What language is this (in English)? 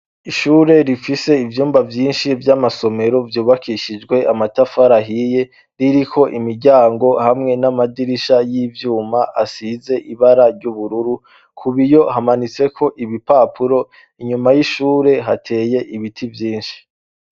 Rundi